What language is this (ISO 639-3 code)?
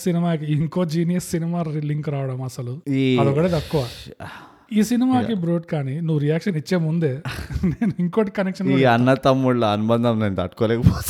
tel